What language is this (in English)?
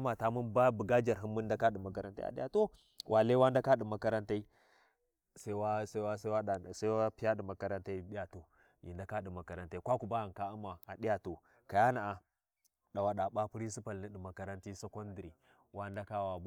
Warji